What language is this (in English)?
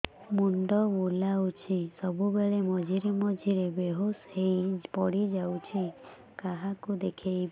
Odia